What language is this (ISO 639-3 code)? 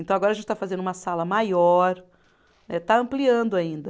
por